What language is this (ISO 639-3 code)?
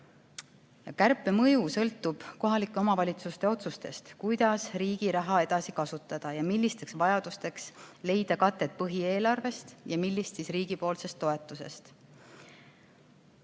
est